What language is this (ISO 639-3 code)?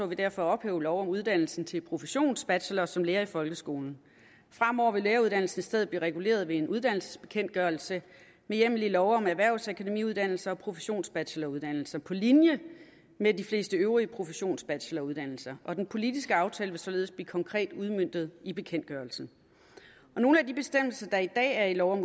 dan